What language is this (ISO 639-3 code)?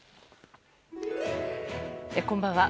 jpn